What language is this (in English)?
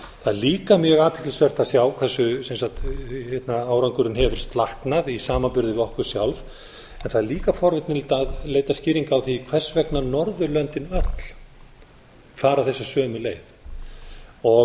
Icelandic